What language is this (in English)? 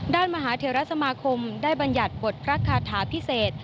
Thai